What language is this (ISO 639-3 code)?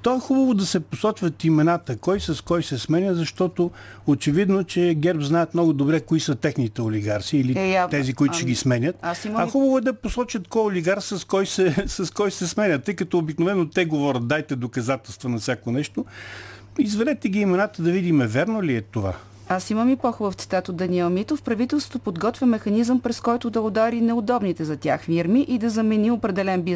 bul